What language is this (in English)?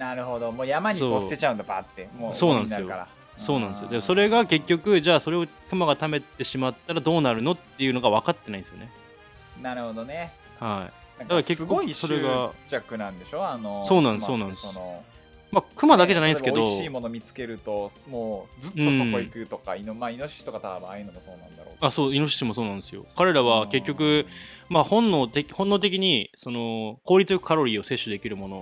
Japanese